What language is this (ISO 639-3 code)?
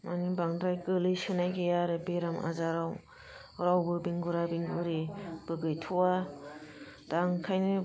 brx